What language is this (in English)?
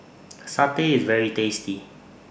English